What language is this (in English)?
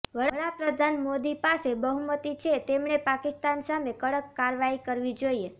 Gujarati